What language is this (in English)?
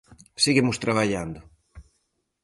Galician